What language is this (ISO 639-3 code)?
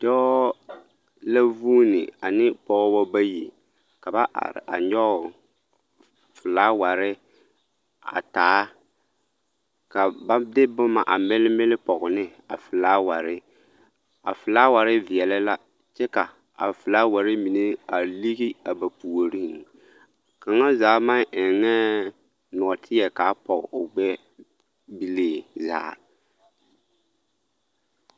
dga